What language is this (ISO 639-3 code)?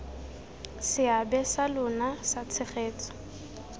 tsn